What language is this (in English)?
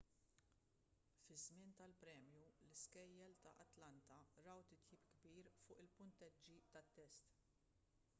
Maltese